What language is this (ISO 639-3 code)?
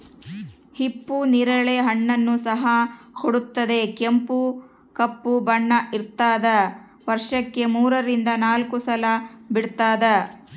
kan